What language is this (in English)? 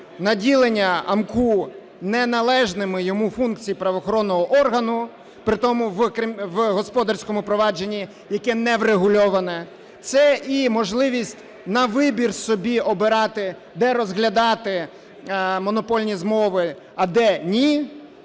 Ukrainian